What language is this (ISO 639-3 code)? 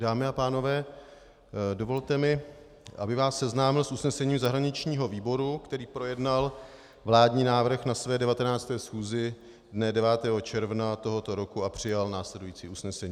ces